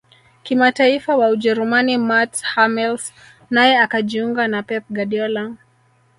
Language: Swahili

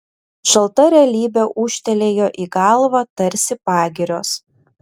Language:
Lithuanian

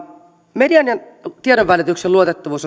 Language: Finnish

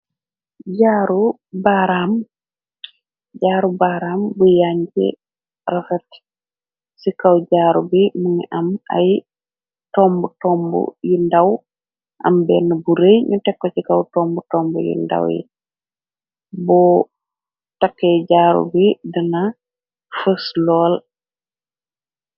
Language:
Wolof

